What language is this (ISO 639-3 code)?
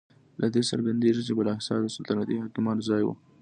pus